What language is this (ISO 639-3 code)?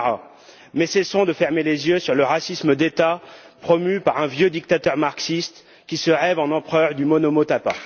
fra